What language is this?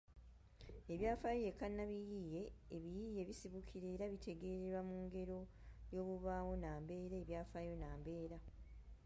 Ganda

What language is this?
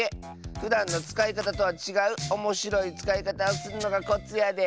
Japanese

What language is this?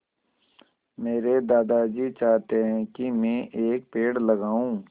Hindi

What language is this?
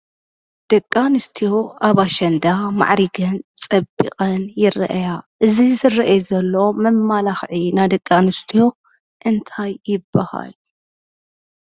Tigrinya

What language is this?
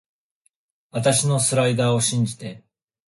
Japanese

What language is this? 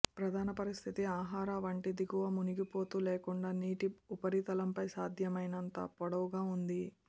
Telugu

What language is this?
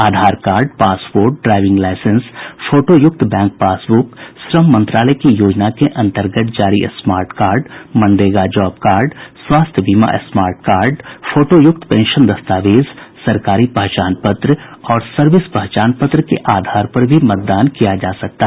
Hindi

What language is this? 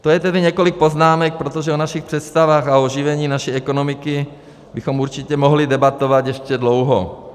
Czech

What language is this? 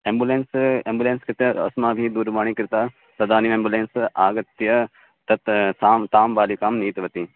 Sanskrit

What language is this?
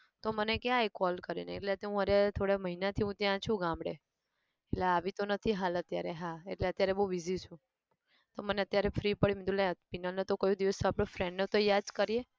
Gujarati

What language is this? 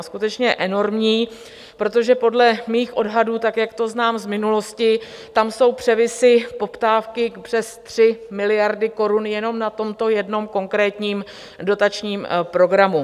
Czech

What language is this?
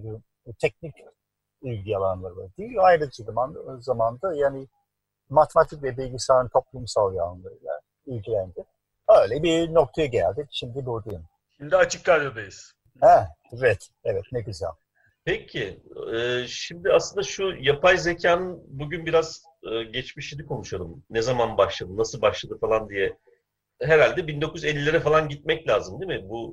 Turkish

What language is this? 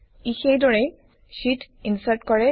Assamese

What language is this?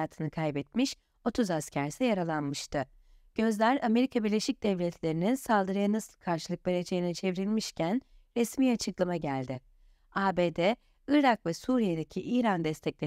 Turkish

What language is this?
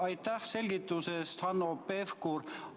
Estonian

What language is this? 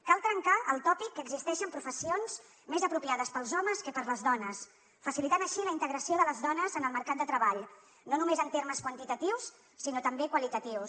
Catalan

